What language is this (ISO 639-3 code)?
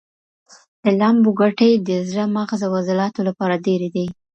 pus